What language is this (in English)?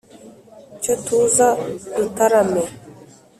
Kinyarwanda